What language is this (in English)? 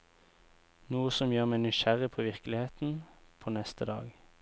Norwegian